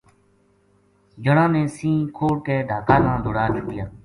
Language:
Gujari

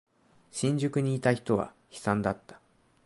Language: Japanese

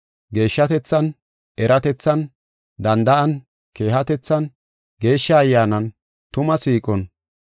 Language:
Gofa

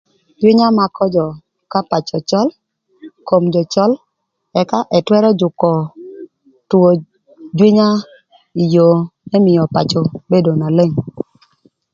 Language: Thur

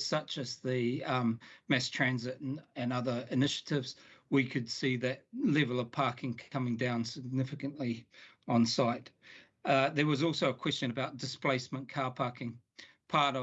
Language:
English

